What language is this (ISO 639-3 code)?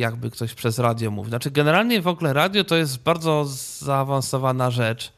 pol